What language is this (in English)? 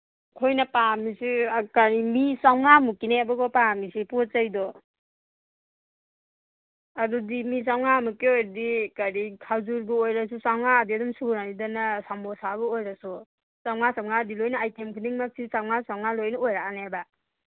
Manipuri